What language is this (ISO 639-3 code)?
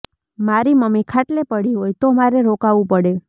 guj